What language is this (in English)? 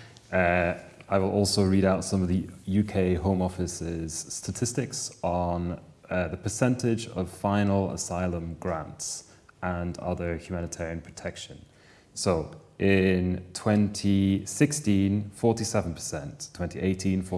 English